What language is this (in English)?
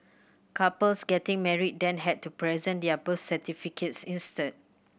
English